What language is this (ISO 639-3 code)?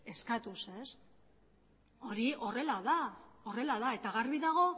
eus